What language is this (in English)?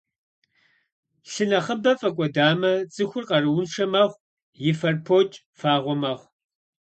Kabardian